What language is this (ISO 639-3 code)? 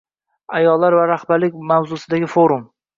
uzb